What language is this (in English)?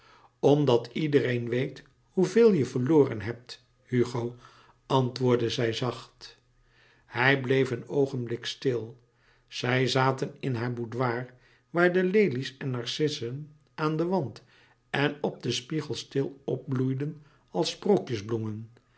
Dutch